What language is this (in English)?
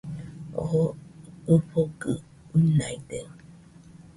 Nüpode Huitoto